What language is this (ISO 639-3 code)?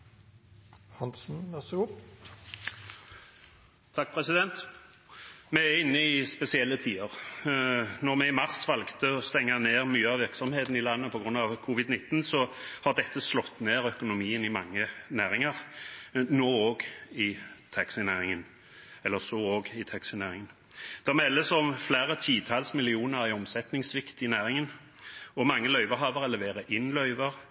nob